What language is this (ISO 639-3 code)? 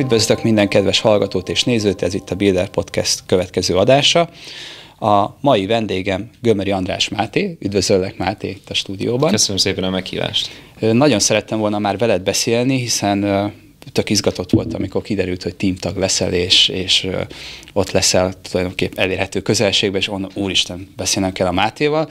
hun